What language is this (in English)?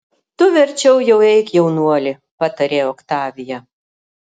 Lithuanian